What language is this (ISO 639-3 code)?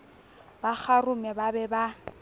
sot